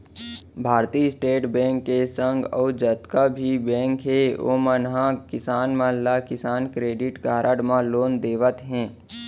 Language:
Chhattisgarhi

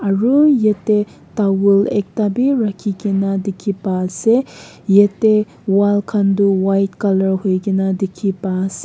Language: Naga Pidgin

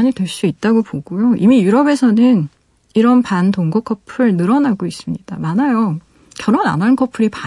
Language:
Korean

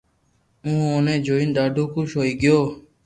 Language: Loarki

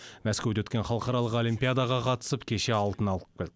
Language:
Kazakh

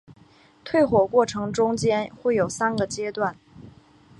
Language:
Chinese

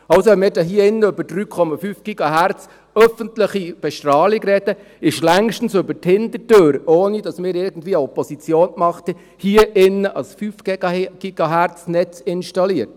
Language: Swiss German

